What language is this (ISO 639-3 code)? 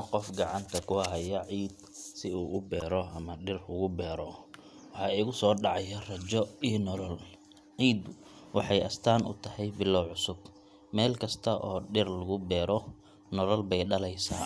som